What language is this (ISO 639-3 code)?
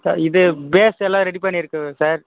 tam